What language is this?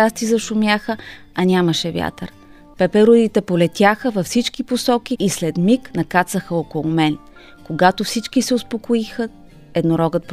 Bulgarian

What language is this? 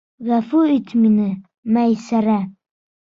Bashkir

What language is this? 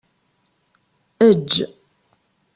Kabyle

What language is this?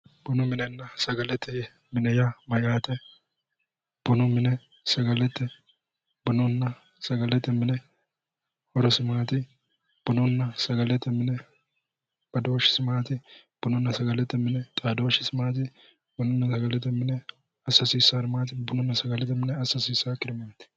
Sidamo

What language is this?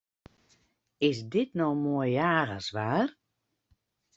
Western Frisian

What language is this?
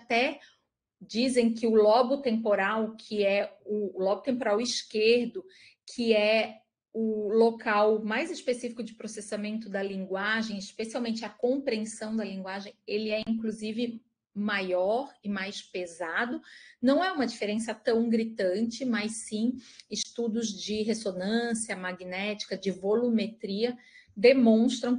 Portuguese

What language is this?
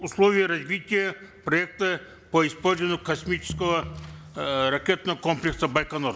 Kazakh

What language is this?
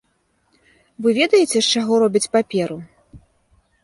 Belarusian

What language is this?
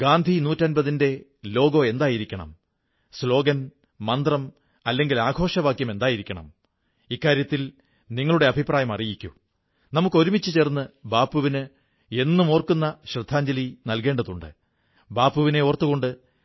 Malayalam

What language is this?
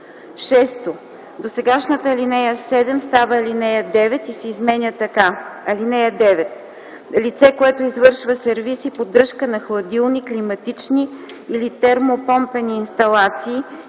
Bulgarian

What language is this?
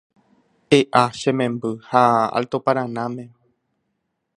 Guarani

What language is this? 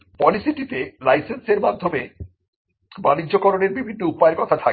Bangla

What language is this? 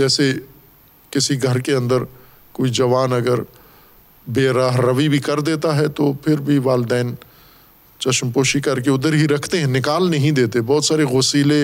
Urdu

